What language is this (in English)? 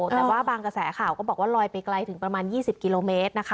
Thai